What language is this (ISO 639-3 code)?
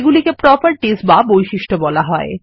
ben